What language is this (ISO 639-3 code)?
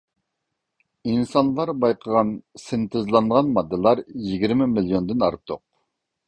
uig